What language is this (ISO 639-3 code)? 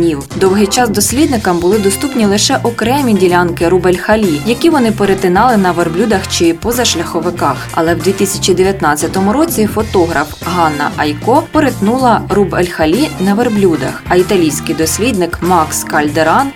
ukr